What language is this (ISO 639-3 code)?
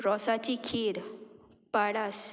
kok